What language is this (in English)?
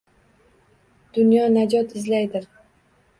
Uzbek